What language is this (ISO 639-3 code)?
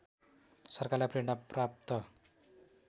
nep